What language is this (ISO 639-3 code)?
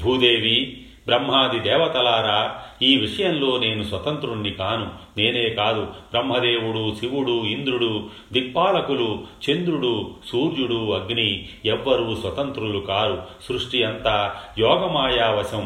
tel